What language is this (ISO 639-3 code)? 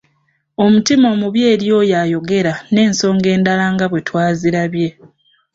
lug